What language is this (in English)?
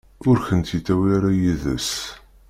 Kabyle